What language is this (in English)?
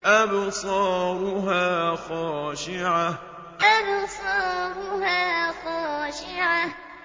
Arabic